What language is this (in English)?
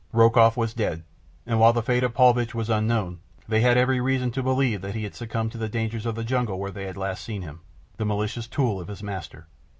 English